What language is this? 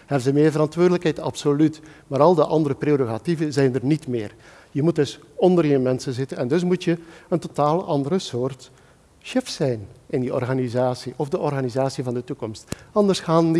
Dutch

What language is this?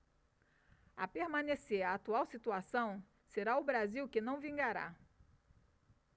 Portuguese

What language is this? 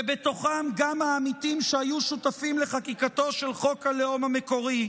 Hebrew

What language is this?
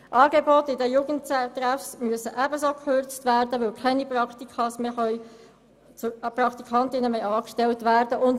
Swiss German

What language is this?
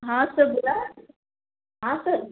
Marathi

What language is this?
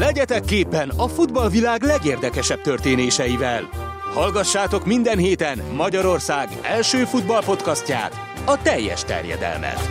Hungarian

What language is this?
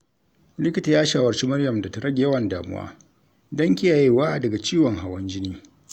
Hausa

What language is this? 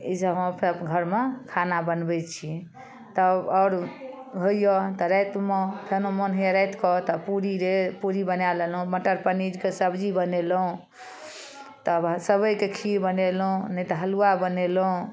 Maithili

